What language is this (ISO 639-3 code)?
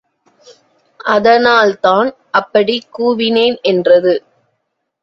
tam